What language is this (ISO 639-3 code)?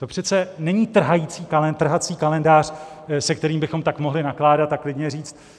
ces